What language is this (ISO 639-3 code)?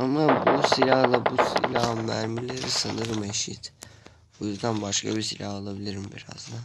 tur